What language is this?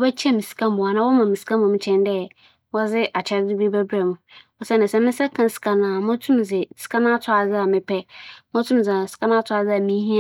Akan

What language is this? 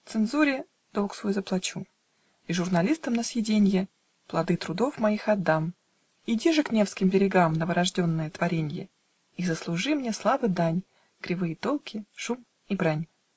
Russian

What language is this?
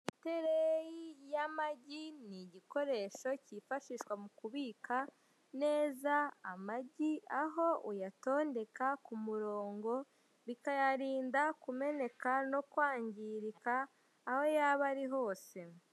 Kinyarwanda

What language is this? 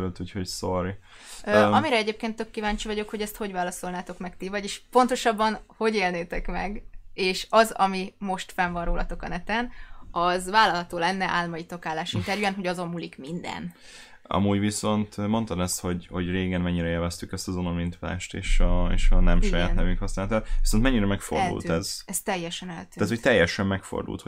Hungarian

